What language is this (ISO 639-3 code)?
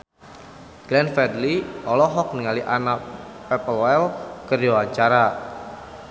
sun